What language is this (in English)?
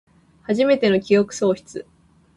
Japanese